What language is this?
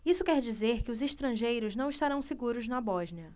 Portuguese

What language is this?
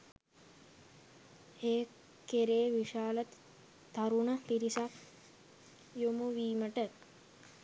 Sinhala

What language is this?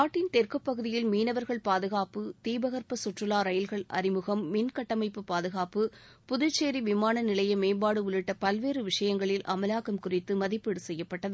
Tamil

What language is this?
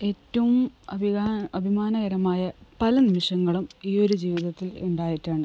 Malayalam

